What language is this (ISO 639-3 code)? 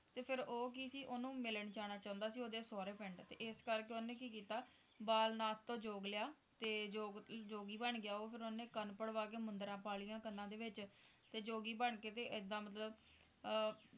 pan